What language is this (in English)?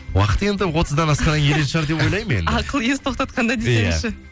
Kazakh